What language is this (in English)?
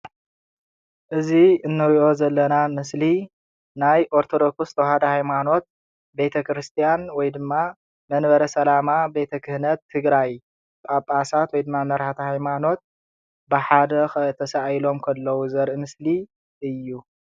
Tigrinya